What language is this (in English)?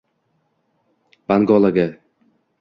Uzbek